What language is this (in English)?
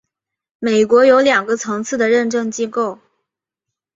Chinese